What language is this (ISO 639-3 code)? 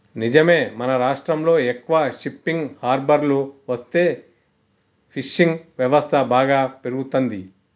tel